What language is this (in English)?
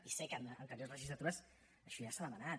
Catalan